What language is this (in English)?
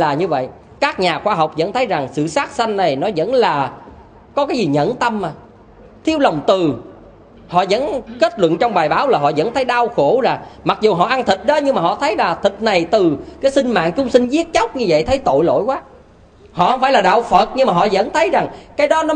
Vietnamese